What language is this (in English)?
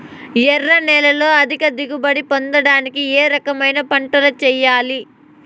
Telugu